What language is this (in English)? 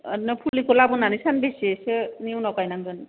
Bodo